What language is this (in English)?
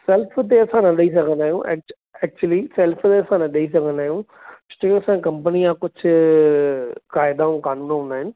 Sindhi